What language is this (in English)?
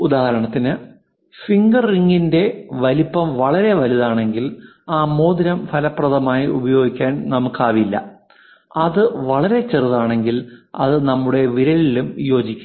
Malayalam